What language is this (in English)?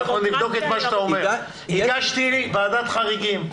Hebrew